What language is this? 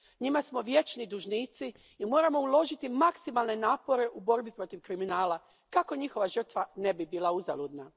Croatian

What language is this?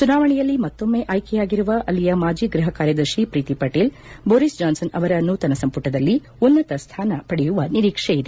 Kannada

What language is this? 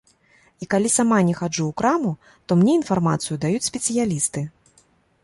Belarusian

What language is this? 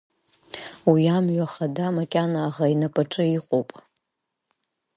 Abkhazian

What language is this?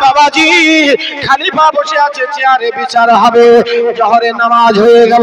Bangla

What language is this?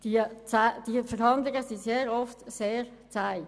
Swiss German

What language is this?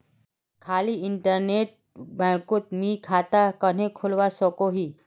Magahi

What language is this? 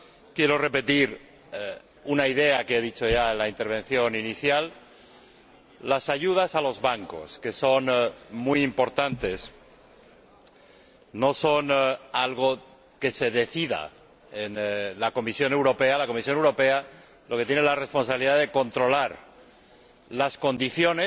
Spanish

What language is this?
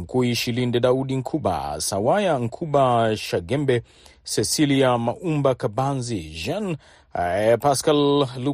Swahili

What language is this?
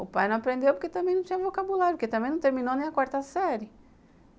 Portuguese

